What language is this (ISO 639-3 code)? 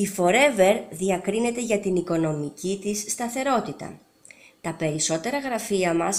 ell